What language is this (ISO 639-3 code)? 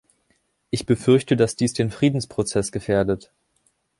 deu